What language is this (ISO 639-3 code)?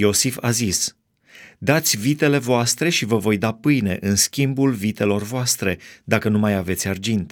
ron